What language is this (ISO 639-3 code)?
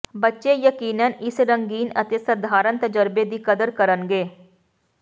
pan